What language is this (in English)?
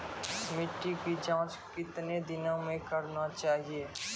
Maithili